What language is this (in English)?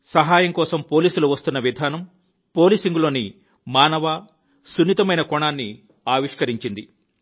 Telugu